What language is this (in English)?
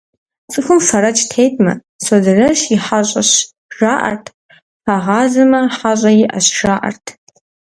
Kabardian